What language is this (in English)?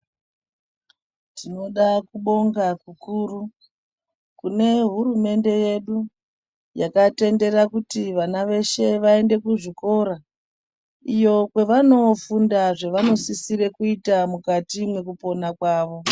Ndau